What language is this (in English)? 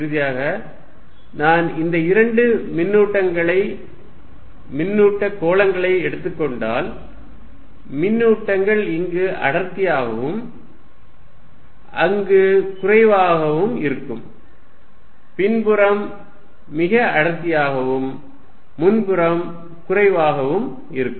Tamil